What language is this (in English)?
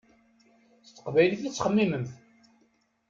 Kabyle